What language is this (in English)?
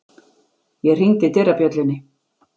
Icelandic